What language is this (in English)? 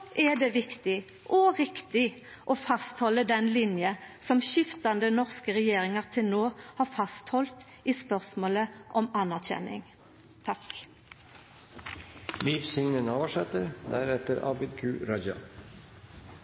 Norwegian Nynorsk